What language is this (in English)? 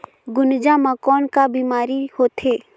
Chhattisgarhi